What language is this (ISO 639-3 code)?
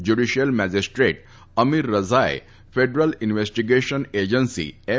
guj